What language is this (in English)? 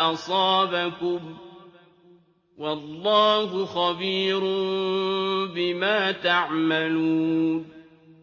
Arabic